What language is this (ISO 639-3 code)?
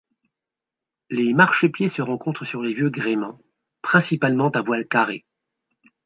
fra